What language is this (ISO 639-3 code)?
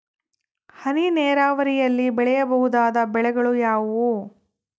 kan